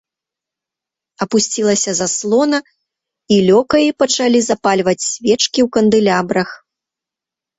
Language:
Belarusian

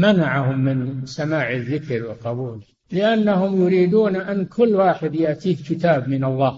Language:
Arabic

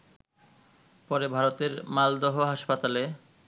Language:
Bangla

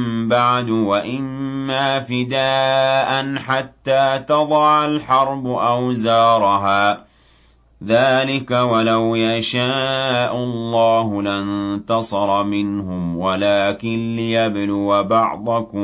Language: Arabic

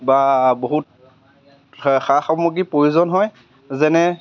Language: Assamese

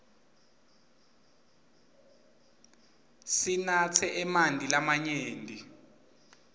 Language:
Swati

